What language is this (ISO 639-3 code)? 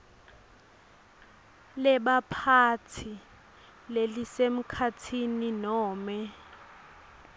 ssw